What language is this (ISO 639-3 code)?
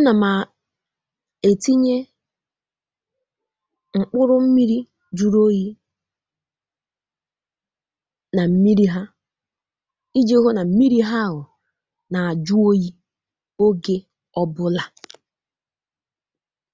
ibo